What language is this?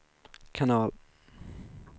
Swedish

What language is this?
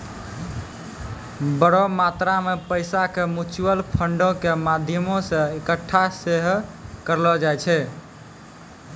Maithili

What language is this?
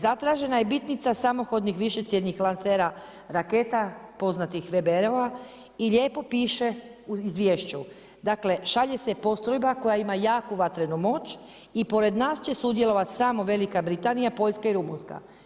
Croatian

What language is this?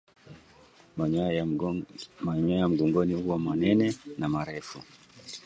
Swahili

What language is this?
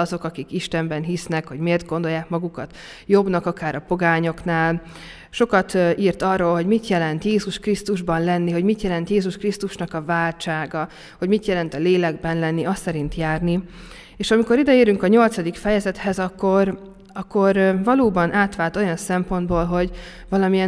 Hungarian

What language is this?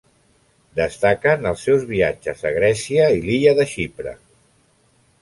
Catalan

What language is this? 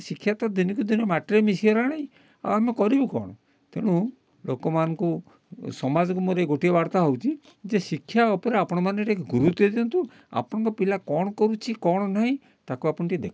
Odia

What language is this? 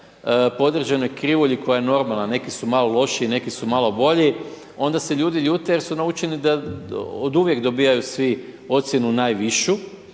Croatian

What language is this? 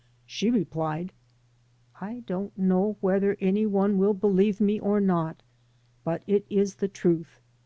English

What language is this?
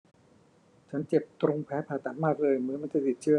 Thai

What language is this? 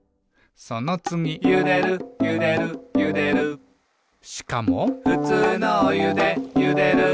Japanese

